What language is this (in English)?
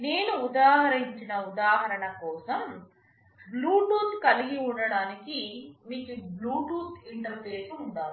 Telugu